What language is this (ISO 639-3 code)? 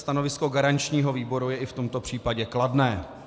ces